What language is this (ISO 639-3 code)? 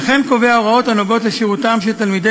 heb